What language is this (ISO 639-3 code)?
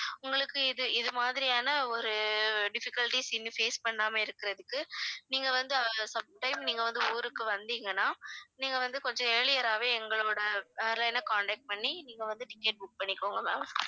tam